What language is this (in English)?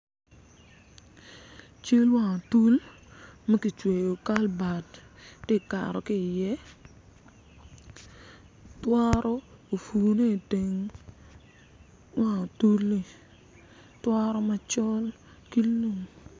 Acoli